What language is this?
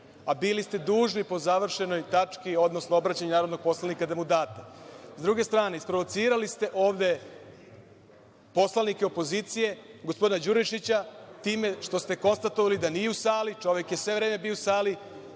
Serbian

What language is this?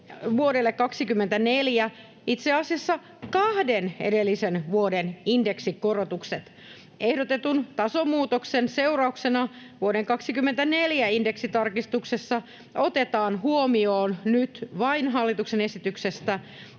Finnish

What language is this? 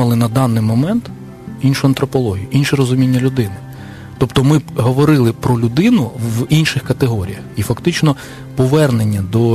Ukrainian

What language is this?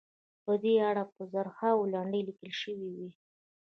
Pashto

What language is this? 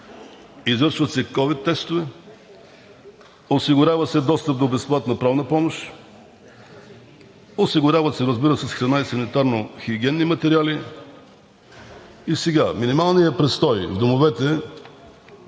Bulgarian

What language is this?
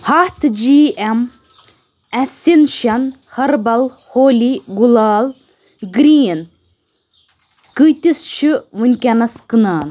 Kashmiri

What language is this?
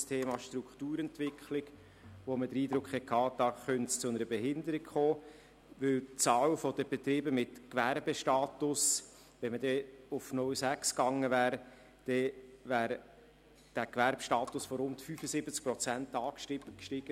Swiss German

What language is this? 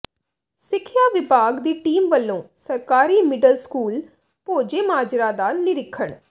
Punjabi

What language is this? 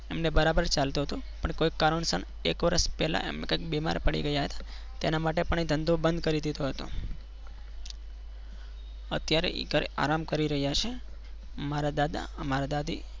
Gujarati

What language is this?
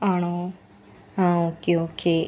Malayalam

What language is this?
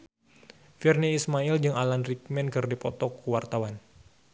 Sundanese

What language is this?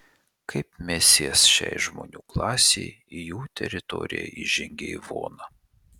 Lithuanian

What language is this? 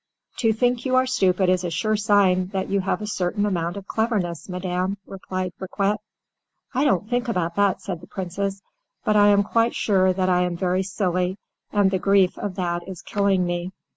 English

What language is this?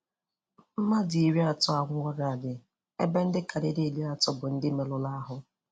Igbo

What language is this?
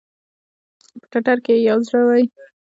Pashto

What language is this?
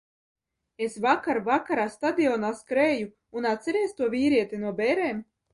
Latvian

